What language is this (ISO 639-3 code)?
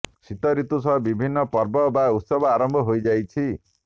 ori